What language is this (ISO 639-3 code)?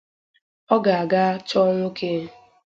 ibo